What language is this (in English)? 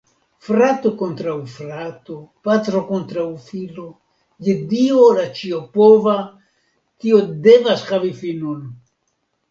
Esperanto